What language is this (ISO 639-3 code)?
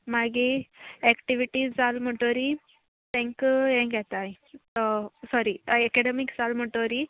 kok